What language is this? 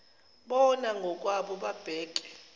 Zulu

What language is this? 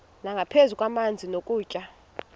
Xhosa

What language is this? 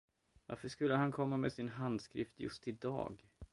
Swedish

